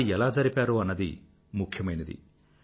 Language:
Telugu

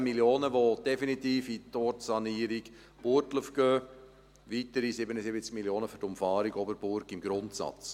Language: Swiss German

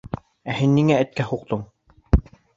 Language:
Bashkir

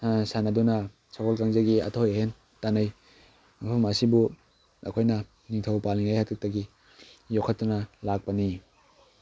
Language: Manipuri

